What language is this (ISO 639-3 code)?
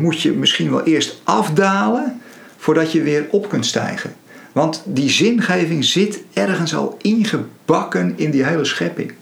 nld